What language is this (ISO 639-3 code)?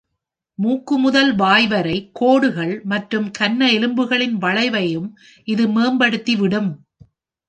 tam